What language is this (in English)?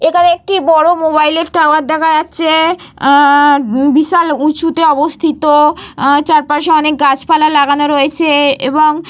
Bangla